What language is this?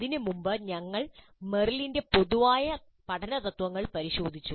Malayalam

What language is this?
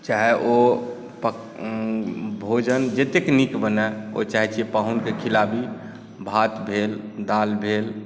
Maithili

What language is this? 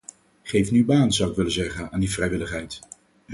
Dutch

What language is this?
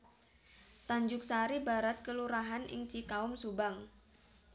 Javanese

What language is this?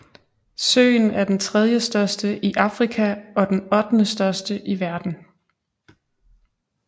Danish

